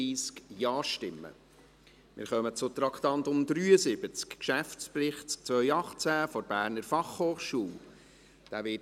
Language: Swiss German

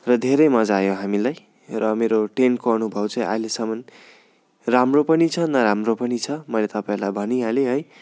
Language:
Nepali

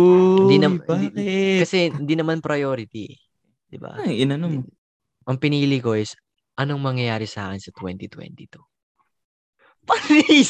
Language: Filipino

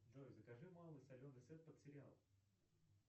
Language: Russian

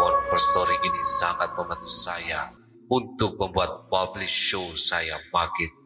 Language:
Indonesian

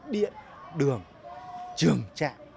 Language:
Vietnamese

